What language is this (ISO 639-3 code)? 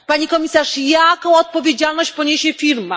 pol